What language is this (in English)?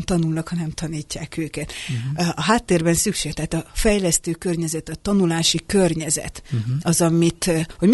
Hungarian